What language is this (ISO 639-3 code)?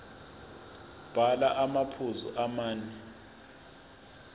zul